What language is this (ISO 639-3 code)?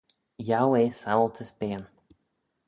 glv